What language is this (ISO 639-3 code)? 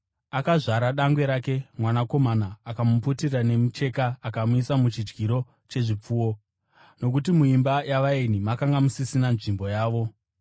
sna